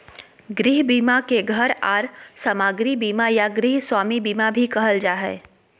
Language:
Magahi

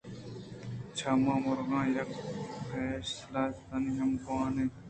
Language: Eastern Balochi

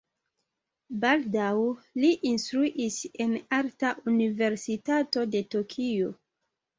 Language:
Esperanto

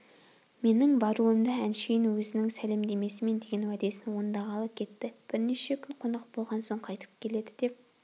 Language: Kazakh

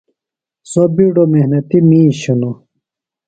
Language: Phalura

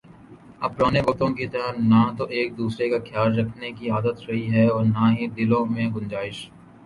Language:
Urdu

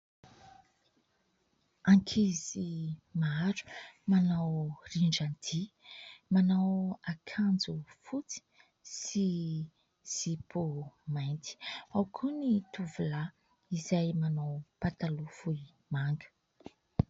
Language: Malagasy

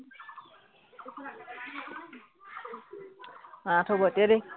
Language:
Assamese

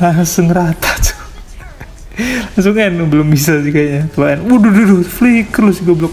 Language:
Indonesian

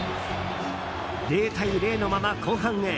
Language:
Japanese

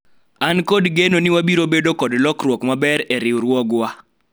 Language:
Luo (Kenya and Tanzania)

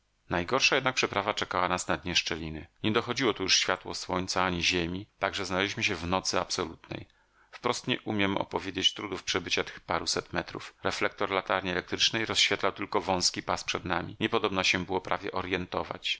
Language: Polish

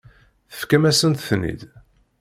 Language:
Kabyle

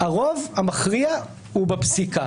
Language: Hebrew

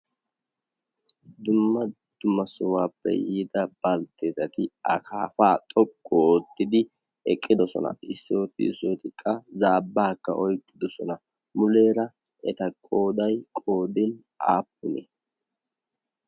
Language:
Wolaytta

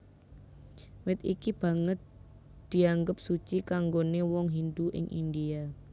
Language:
Javanese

